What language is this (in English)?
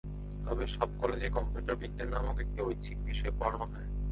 Bangla